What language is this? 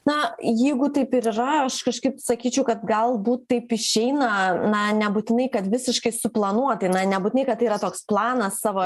Lithuanian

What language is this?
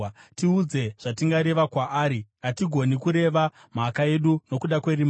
Shona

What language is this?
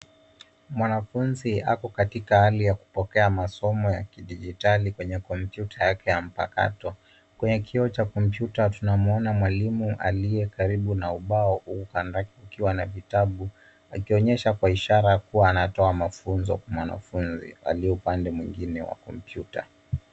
Swahili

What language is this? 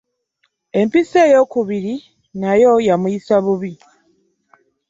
Ganda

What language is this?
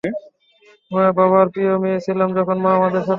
Bangla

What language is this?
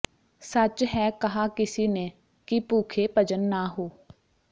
Punjabi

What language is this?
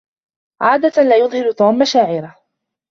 Arabic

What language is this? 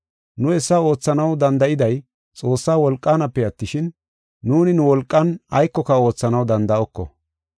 Gofa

